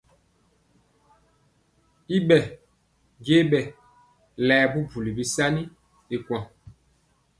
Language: Mpiemo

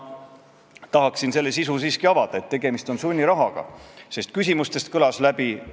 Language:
Estonian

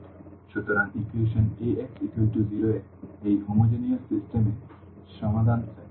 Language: Bangla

